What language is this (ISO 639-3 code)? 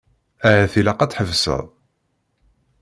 kab